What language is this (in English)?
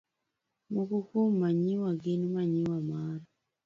Luo (Kenya and Tanzania)